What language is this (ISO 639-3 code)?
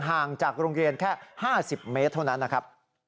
tha